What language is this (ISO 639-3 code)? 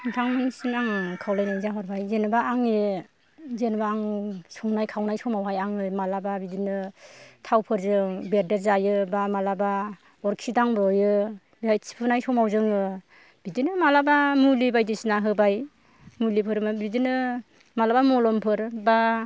brx